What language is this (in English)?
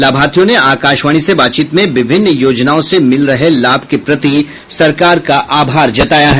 Hindi